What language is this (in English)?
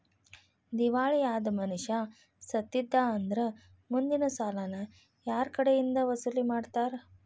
Kannada